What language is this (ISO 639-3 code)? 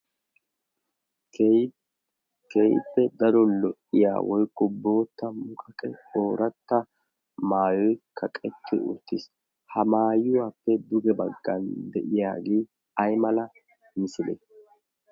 wal